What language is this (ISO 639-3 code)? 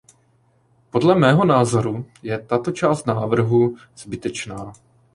ces